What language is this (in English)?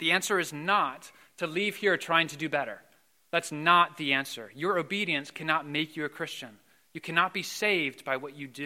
English